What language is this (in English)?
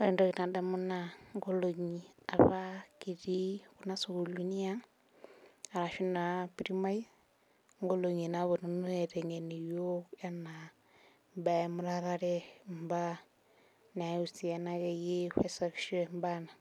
Masai